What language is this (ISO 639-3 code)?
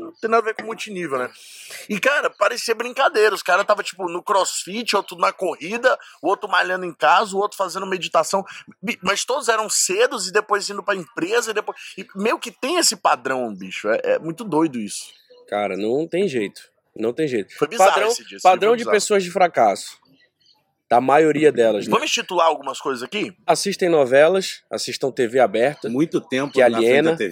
por